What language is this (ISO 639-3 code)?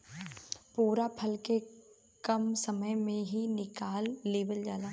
bho